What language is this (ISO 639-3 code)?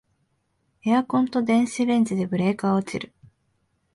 jpn